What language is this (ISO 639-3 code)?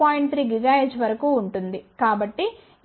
tel